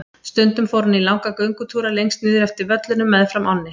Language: Icelandic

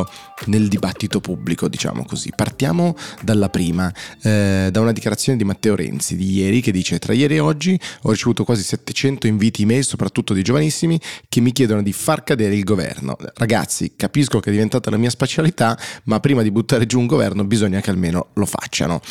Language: Italian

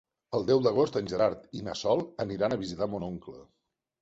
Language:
Catalan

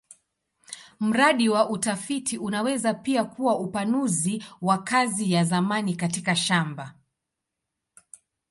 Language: Swahili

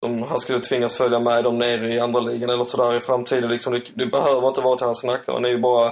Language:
Swedish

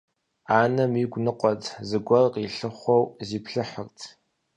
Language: Kabardian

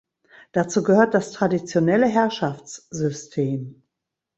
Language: German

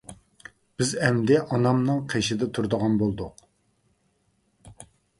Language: Uyghur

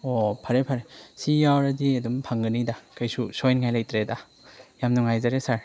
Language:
Manipuri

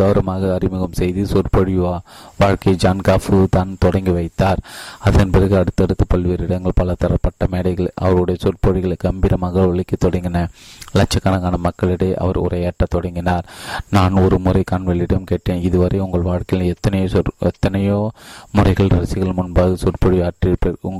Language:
Tamil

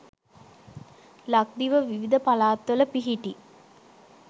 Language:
Sinhala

